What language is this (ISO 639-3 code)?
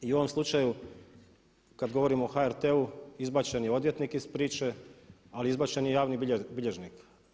hrv